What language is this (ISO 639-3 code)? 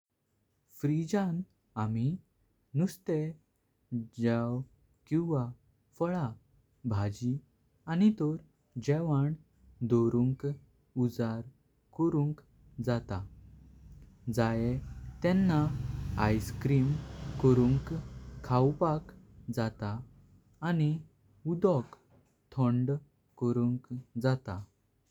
kok